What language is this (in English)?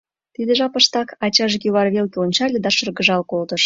Mari